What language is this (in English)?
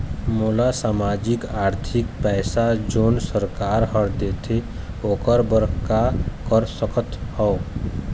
Chhattisgarhi